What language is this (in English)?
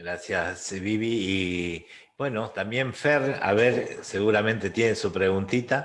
Spanish